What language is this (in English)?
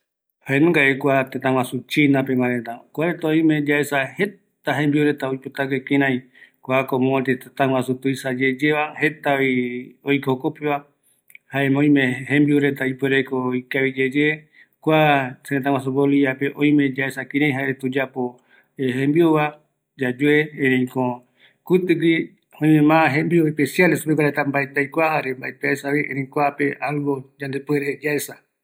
Eastern Bolivian Guaraní